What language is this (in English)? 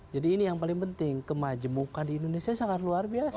Indonesian